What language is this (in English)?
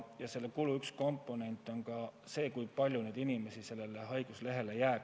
Estonian